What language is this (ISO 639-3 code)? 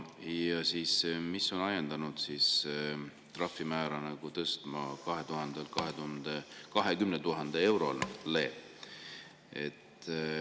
est